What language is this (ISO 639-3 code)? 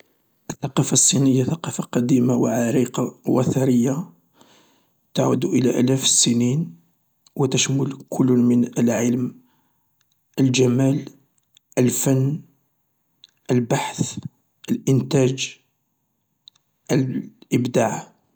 arq